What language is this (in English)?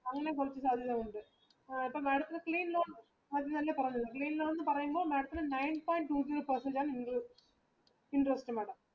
Malayalam